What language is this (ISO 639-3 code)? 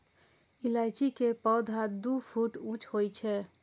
mai